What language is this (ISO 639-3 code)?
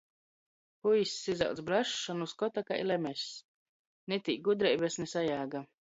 ltg